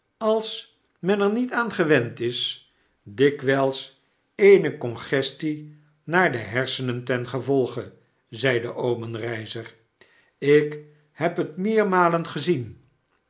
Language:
Dutch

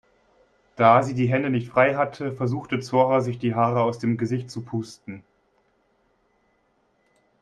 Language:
German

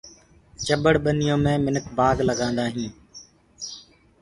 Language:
Gurgula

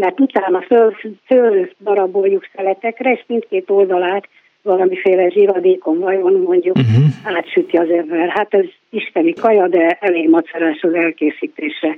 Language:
Hungarian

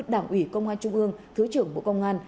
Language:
Vietnamese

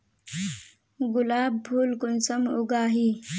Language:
Magahi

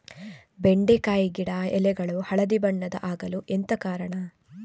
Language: Kannada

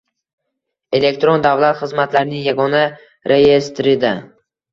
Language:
Uzbek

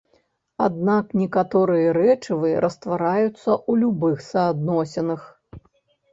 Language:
Belarusian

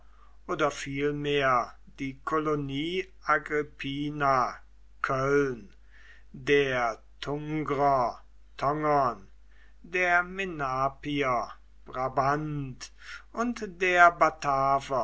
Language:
German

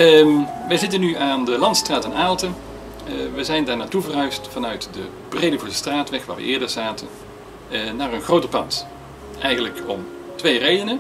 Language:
Dutch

